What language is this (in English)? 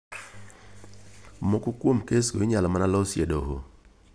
Luo (Kenya and Tanzania)